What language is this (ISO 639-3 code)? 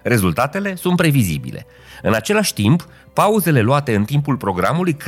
ron